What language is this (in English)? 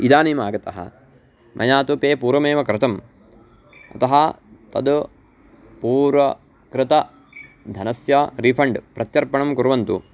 Sanskrit